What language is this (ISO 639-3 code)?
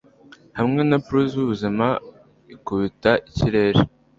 kin